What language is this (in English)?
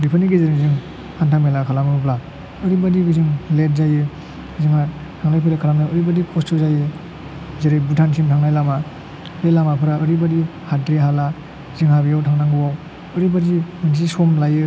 Bodo